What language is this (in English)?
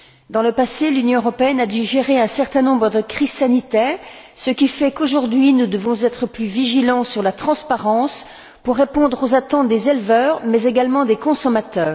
French